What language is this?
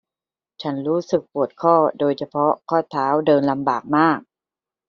Thai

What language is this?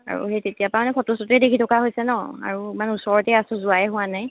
Assamese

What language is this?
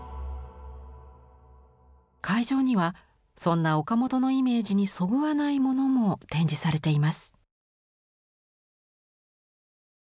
Japanese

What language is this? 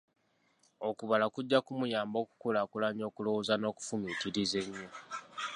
Ganda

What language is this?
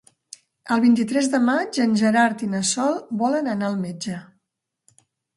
Catalan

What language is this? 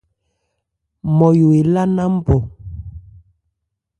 Ebrié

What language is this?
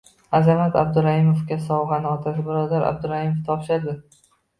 Uzbek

